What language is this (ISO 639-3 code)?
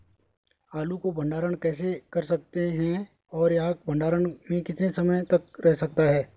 hin